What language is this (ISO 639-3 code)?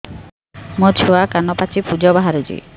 ori